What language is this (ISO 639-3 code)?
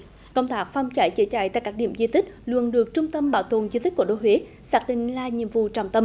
vie